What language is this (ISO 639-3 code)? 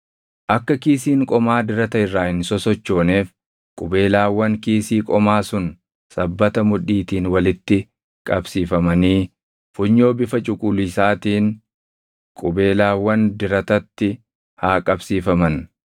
orm